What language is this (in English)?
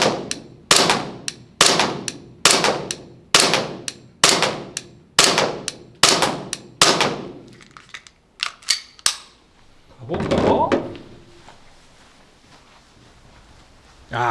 Korean